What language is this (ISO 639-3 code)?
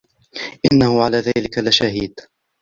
ara